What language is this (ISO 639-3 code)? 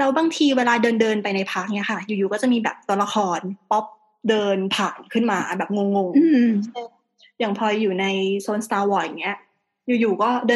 tha